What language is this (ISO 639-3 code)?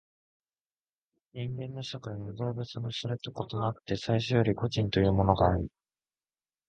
jpn